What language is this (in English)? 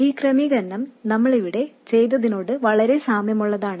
Malayalam